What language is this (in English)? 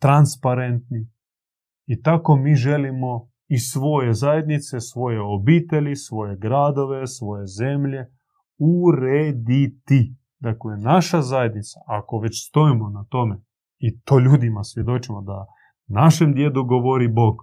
Croatian